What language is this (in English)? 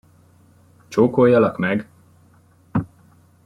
Hungarian